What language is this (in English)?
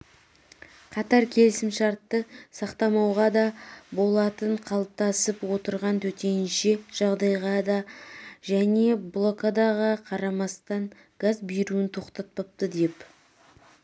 Kazakh